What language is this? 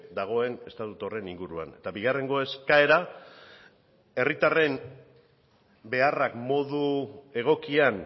Basque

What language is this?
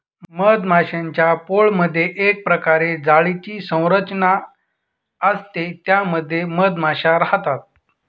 Marathi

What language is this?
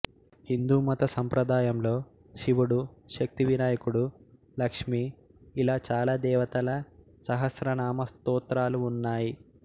Telugu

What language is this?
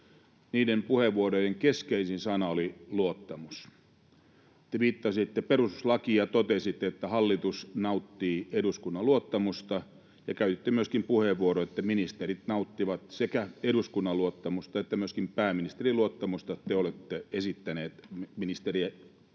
Finnish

